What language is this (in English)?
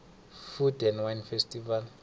South Ndebele